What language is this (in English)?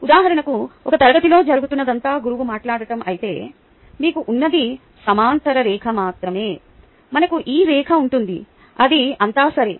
Telugu